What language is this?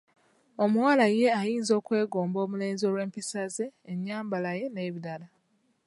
Ganda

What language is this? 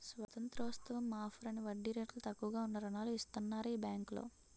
Telugu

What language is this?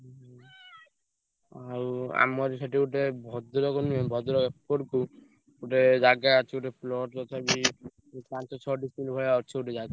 Odia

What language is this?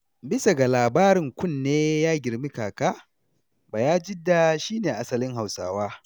Hausa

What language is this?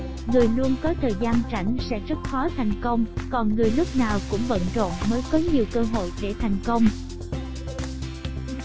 Vietnamese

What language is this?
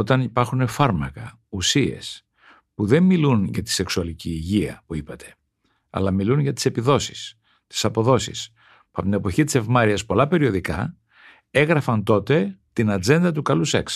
Greek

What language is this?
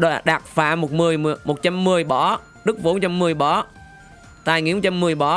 Vietnamese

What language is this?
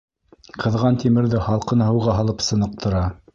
Bashkir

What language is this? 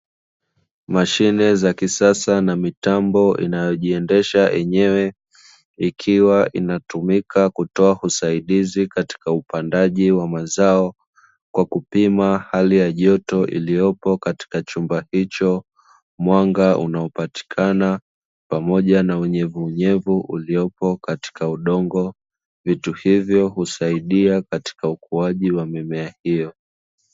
Swahili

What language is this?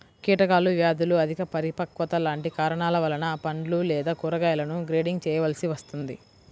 Telugu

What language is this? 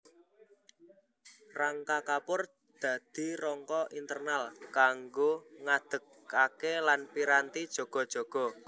Javanese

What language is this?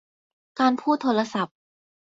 Thai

